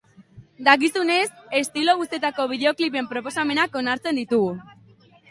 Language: Basque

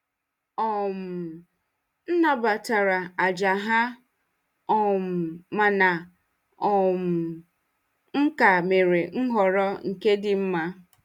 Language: Igbo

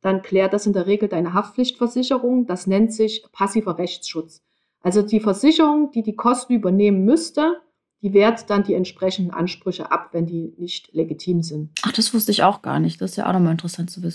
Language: German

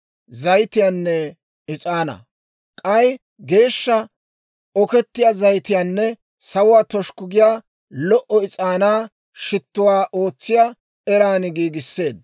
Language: Dawro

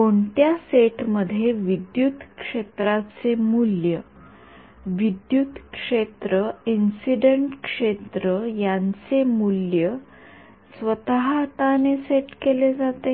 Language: Marathi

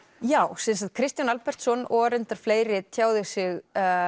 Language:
Icelandic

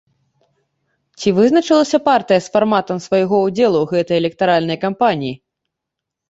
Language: Belarusian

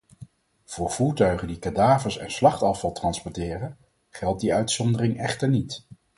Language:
Dutch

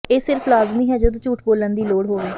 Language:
Punjabi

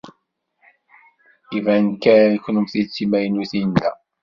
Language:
Kabyle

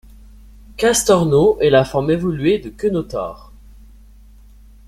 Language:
French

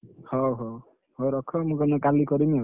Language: Odia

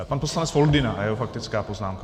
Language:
Czech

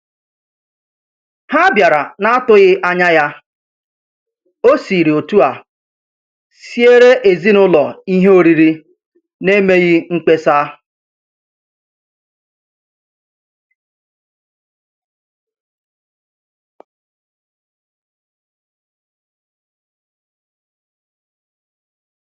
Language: Igbo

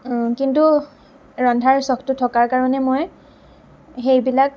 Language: Assamese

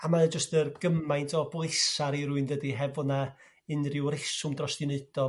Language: Welsh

